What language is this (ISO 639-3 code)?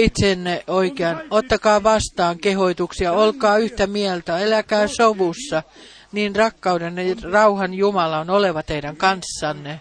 fin